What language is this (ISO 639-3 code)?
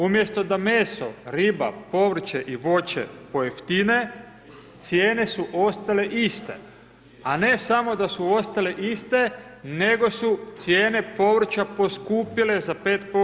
hrv